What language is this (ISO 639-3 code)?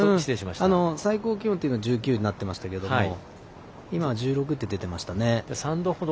jpn